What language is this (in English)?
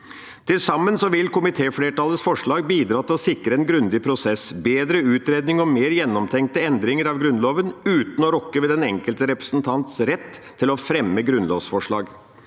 Norwegian